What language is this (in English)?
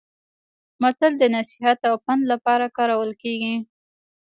Pashto